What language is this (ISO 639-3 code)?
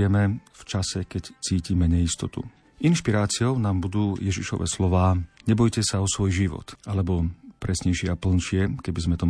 slk